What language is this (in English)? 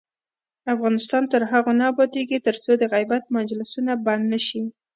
Pashto